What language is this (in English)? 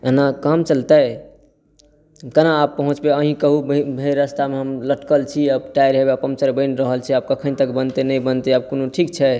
Maithili